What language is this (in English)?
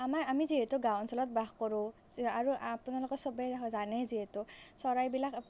Assamese